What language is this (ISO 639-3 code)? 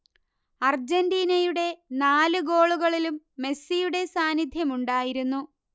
mal